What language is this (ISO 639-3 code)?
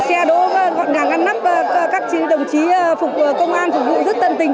vie